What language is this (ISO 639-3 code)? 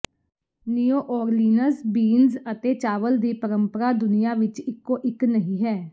pan